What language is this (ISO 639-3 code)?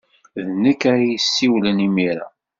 kab